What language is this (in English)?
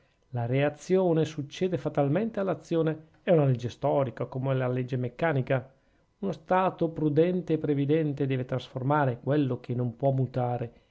Italian